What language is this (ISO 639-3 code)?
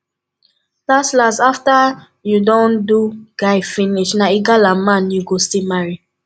pcm